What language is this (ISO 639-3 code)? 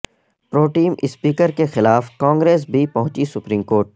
urd